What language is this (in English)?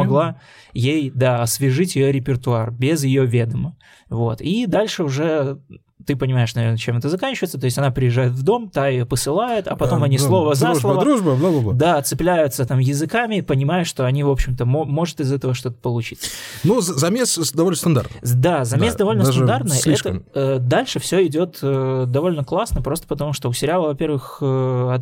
Russian